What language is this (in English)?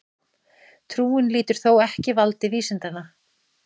Icelandic